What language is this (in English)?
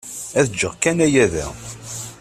Kabyle